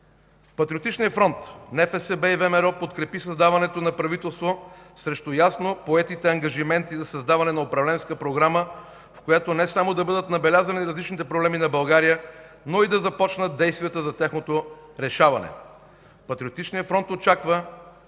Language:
Bulgarian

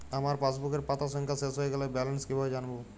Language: Bangla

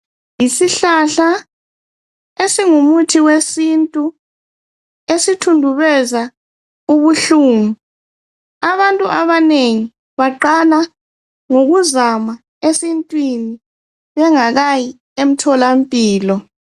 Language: North Ndebele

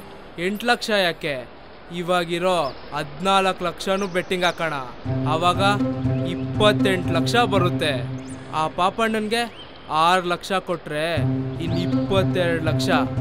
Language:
Kannada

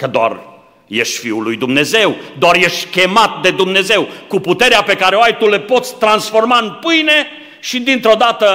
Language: Romanian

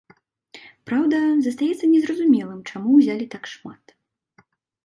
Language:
Belarusian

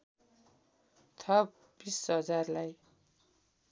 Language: Nepali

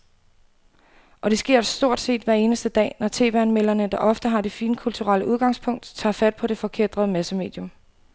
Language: Danish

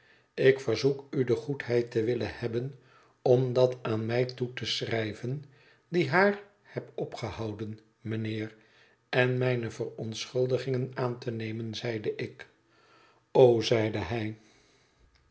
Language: Dutch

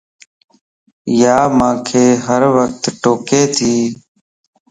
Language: Lasi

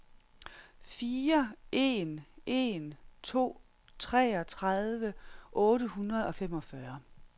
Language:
Danish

